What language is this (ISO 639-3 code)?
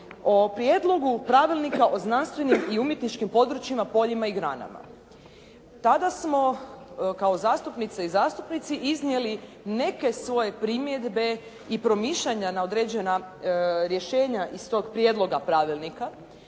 hrv